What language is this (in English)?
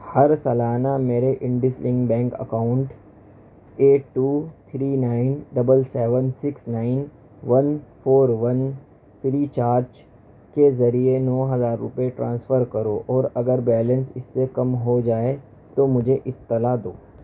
Urdu